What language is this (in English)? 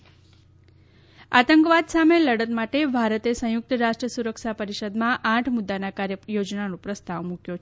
Gujarati